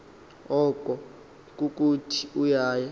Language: Xhosa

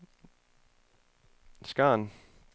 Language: Danish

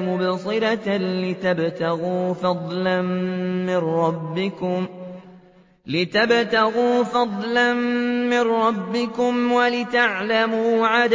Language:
Arabic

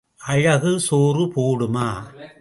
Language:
Tamil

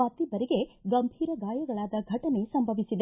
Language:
Kannada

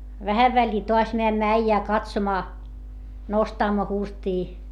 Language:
Finnish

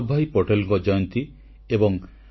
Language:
Odia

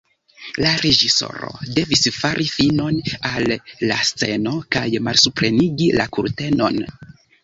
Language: Esperanto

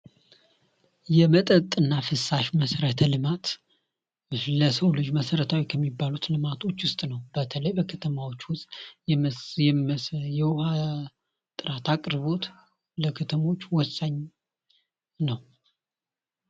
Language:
Amharic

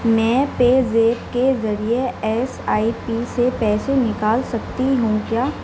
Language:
Urdu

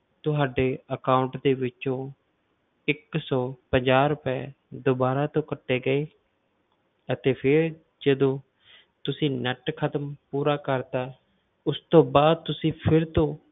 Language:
Punjabi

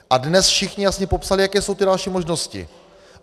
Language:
Czech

